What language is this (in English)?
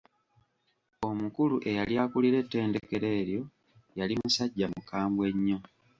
Ganda